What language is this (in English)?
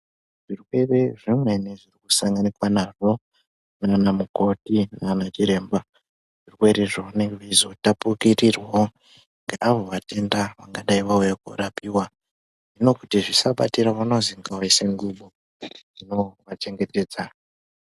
Ndau